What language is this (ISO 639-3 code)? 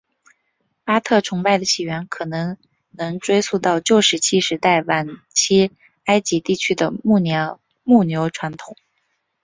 zho